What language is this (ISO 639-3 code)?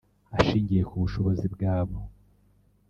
kin